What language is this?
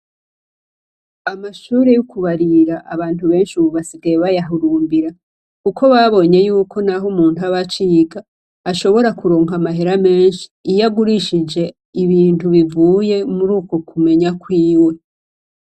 Rundi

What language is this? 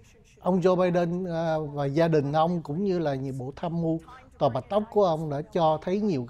Vietnamese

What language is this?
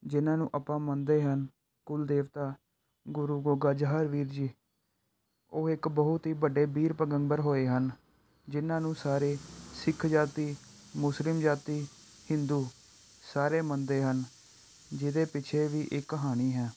Punjabi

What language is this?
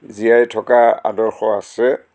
Assamese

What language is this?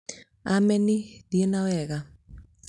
Kikuyu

